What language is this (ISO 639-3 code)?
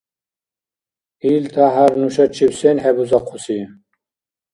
dar